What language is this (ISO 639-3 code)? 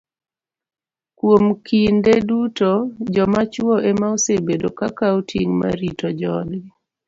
luo